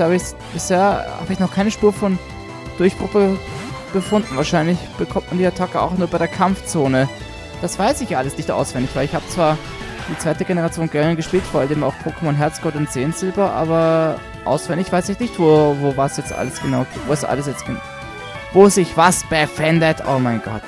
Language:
German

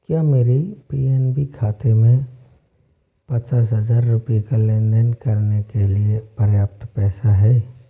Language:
Hindi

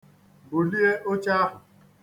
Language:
Igbo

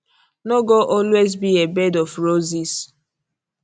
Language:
Nigerian Pidgin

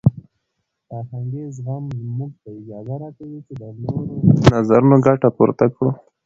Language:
Pashto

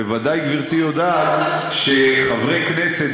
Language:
Hebrew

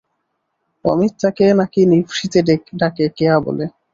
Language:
Bangla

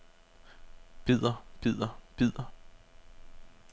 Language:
Danish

